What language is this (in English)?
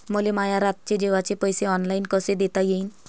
Marathi